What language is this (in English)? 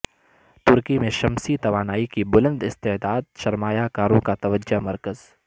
Urdu